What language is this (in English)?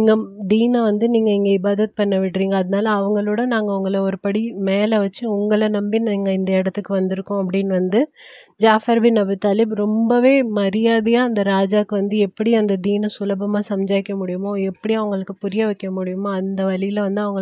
Tamil